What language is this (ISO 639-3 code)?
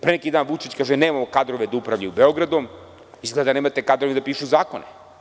srp